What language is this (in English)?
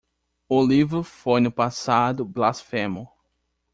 Portuguese